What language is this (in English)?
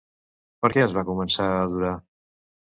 Catalan